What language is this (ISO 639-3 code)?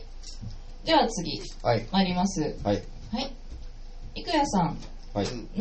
jpn